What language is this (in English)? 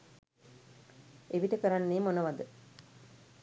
Sinhala